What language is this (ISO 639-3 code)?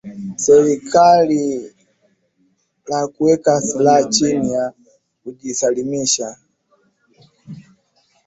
swa